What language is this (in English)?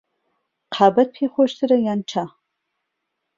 Central Kurdish